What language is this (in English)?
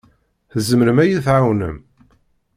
Kabyle